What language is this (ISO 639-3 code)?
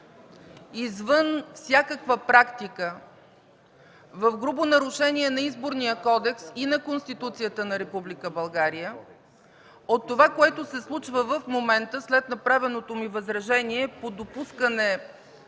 bul